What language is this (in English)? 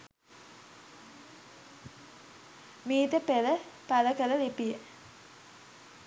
Sinhala